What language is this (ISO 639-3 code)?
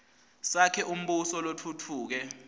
ssw